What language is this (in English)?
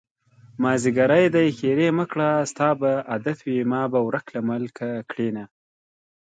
Pashto